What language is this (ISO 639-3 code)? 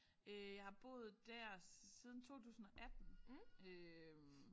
dan